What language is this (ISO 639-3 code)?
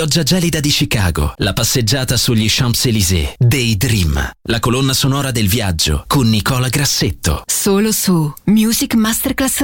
ita